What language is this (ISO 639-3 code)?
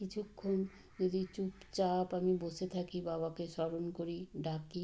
ben